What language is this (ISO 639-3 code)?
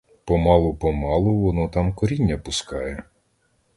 ukr